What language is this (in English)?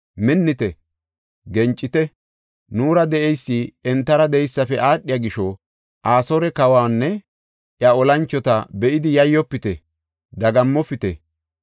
Gofa